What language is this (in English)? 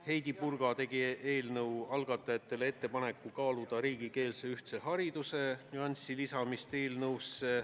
Estonian